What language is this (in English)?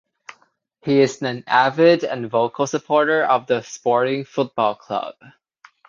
English